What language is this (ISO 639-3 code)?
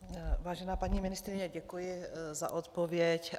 ces